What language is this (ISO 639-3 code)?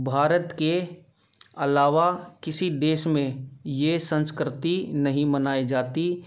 hin